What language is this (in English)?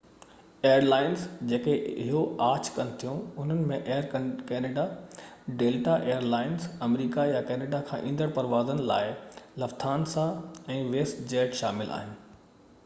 Sindhi